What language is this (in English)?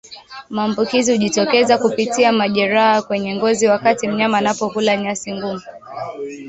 Swahili